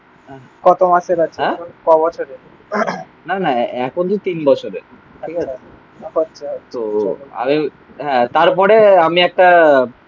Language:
Bangla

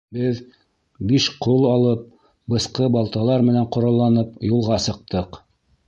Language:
Bashkir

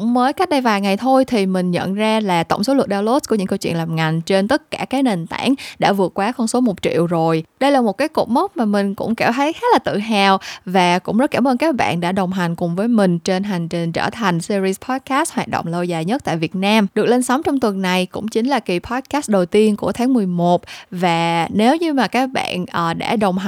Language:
Vietnamese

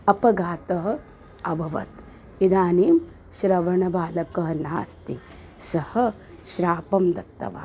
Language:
Sanskrit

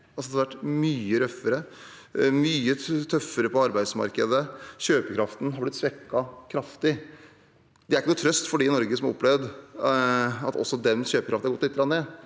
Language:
Norwegian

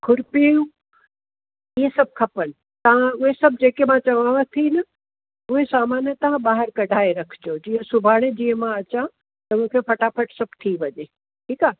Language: Sindhi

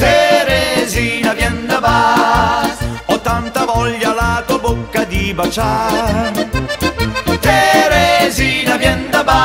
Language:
Italian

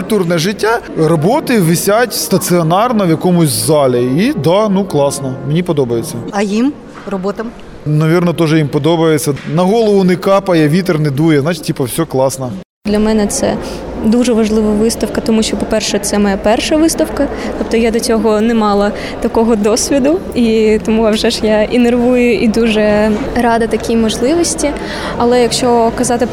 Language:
Ukrainian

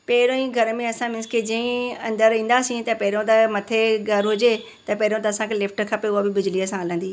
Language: Sindhi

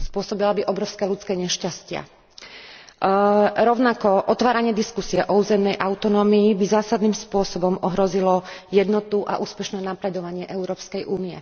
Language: Slovak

